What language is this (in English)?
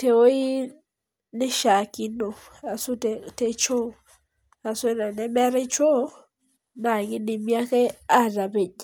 Masai